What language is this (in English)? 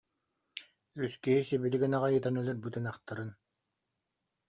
Yakut